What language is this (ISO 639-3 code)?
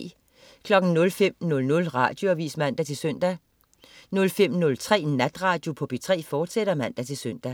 dan